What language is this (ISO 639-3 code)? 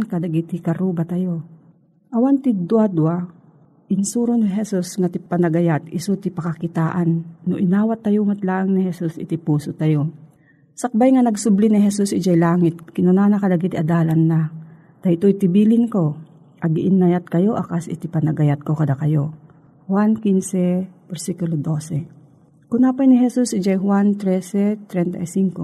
fil